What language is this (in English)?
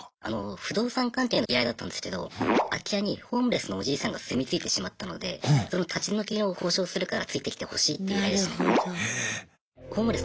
Japanese